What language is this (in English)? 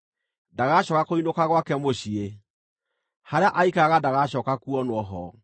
Kikuyu